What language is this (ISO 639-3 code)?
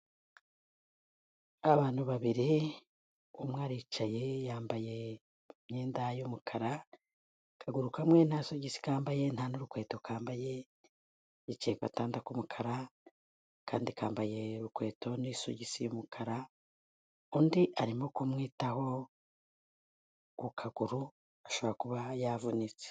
kin